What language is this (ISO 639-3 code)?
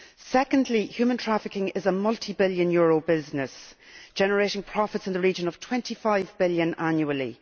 eng